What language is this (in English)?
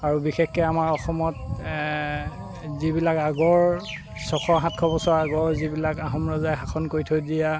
Assamese